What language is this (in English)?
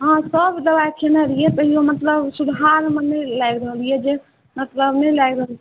Maithili